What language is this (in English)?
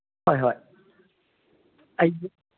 Manipuri